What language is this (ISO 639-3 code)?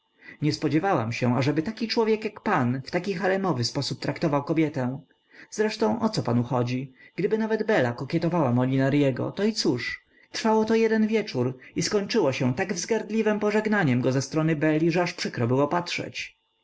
pol